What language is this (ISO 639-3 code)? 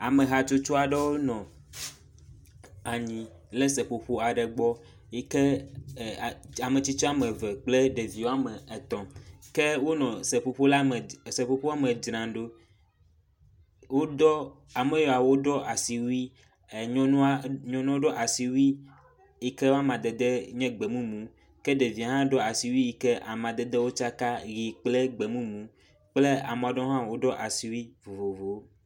ewe